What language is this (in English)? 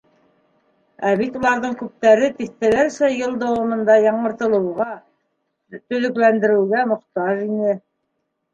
Bashkir